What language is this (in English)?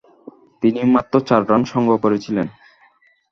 Bangla